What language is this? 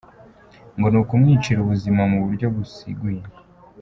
Kinyarwanda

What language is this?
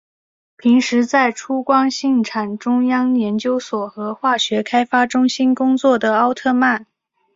Chinese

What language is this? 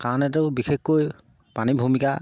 Assamese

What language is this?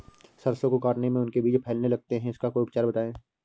Hindi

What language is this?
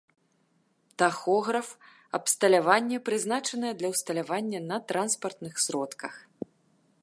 Belarusian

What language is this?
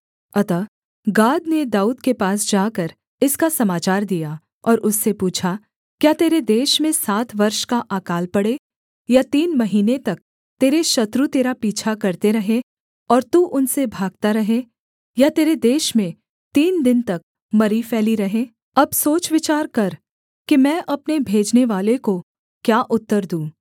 Hindi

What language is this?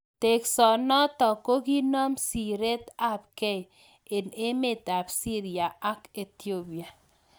Kalenjin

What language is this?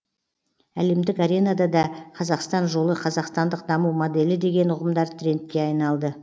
Kazakh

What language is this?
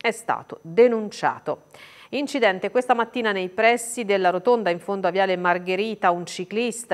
Italian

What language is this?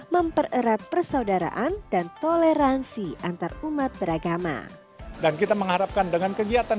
Indonesian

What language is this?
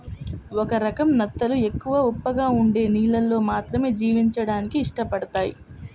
Telugu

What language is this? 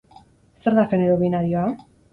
Basque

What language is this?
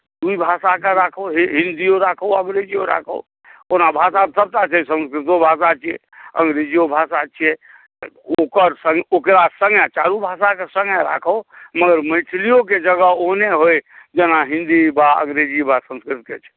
Maithili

